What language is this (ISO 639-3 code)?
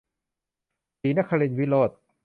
tha